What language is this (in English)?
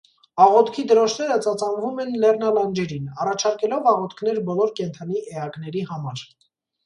Armenian